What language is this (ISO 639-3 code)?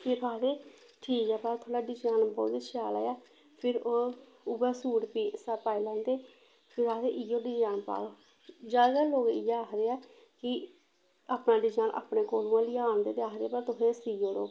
doi